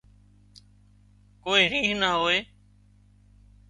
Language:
Wadiyara Koli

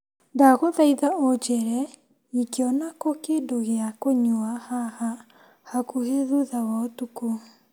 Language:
Kikuyu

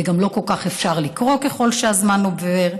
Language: Hebrew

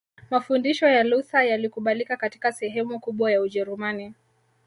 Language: Swahili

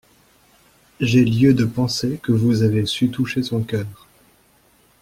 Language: French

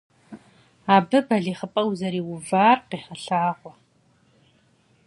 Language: Kabardian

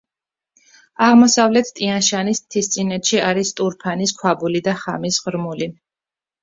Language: Georgian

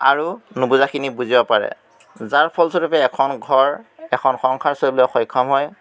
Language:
Assamese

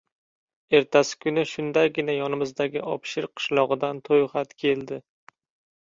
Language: Uzbek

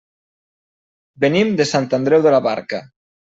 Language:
Catalan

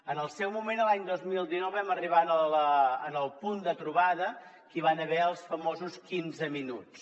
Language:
Catalan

